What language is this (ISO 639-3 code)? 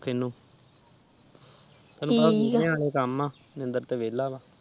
pan